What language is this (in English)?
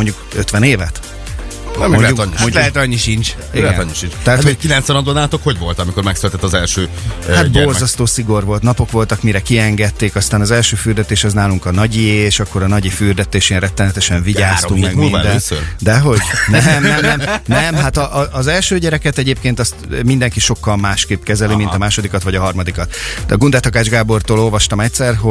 Hungarian